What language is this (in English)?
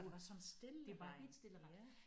Danish